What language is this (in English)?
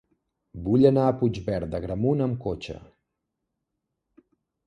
Catalan